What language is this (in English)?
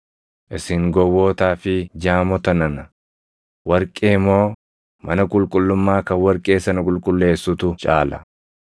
Oromo